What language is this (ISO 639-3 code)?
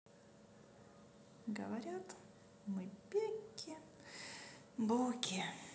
rus